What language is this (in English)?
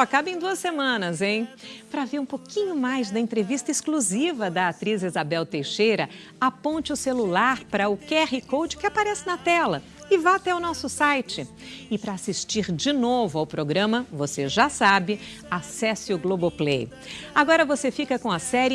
Portuguese